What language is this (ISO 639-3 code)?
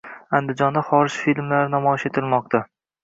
uzb